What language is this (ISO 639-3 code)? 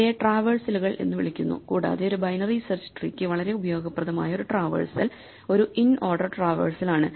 mal